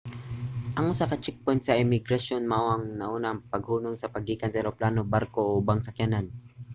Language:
Cebuano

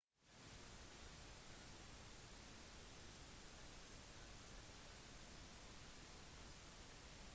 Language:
Norwegian Bokmål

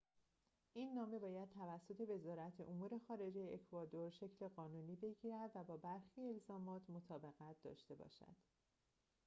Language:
Persian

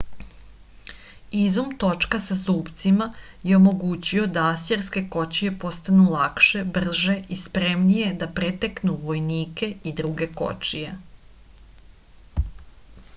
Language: Serbian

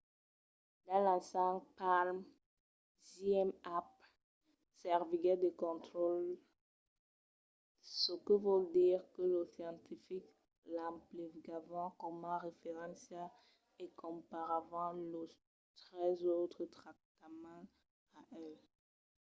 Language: Occitan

